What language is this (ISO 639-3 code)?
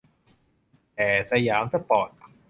tha